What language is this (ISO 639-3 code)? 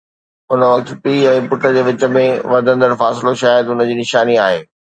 snd